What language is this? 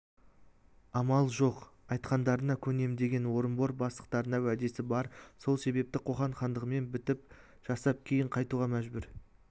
Kazakh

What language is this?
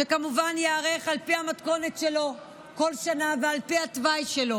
Hebrew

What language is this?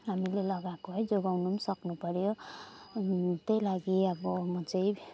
Nepali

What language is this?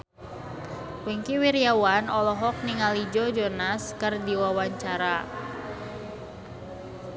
Sundanese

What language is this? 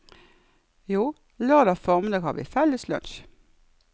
Norwegian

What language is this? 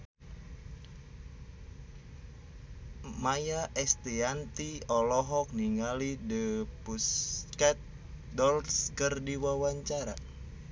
Sundanese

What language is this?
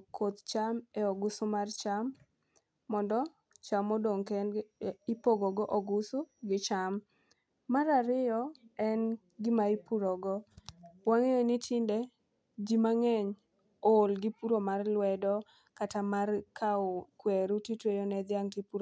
Luo (Kenya and Tanzania)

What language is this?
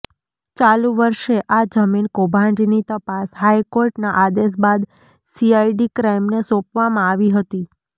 Gujarati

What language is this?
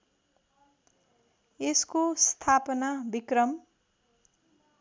Nepali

